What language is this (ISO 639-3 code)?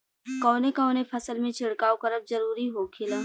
bho